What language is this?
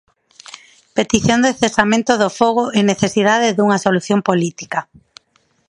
Galician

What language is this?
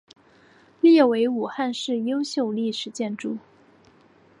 Chinese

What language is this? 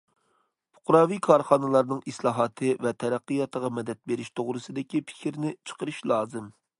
Uyghur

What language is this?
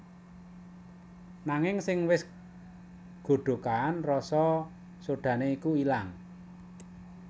Javanese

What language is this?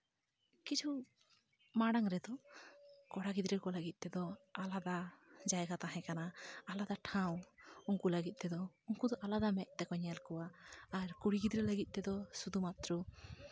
Santali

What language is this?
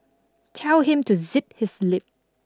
English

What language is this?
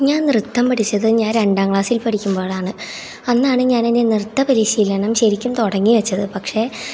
Malayalam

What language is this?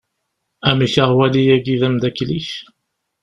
Kabyle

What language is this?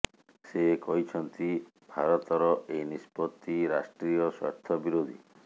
Odia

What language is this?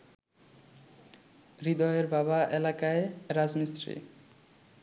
Bangla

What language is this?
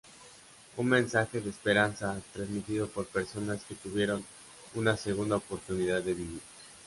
Spanish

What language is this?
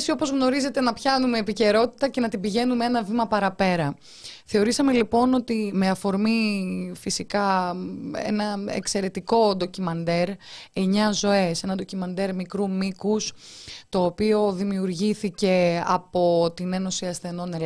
Greek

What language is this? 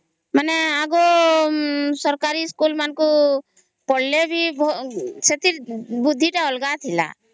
Odia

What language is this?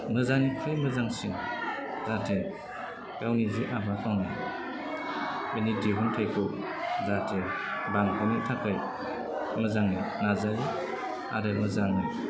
Bodo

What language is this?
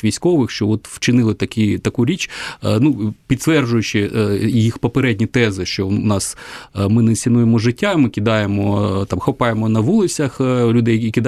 Ukrainian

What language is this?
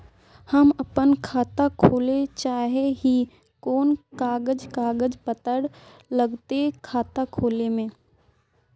Magahi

